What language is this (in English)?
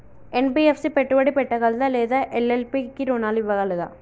Telugu